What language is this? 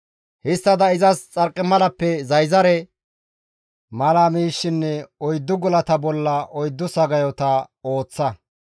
Gamo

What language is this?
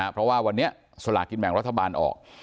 Thai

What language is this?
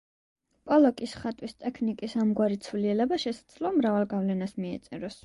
Georgian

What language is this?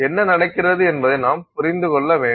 Tamil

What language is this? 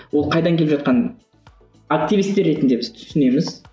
Kazakh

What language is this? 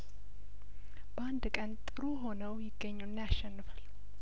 Amharic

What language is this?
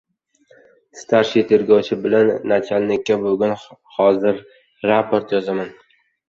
Uzbek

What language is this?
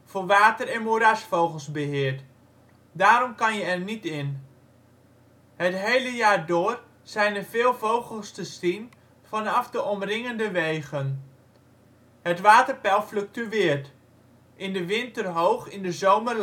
Dutch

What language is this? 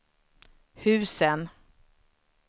Swedish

